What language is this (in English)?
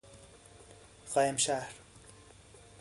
Persian